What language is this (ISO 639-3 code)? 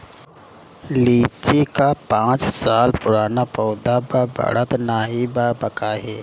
bho